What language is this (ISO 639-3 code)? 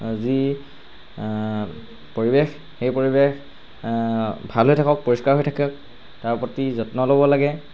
asm